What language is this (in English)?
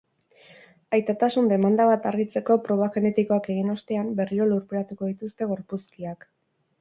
Basque